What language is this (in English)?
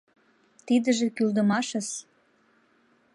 Mari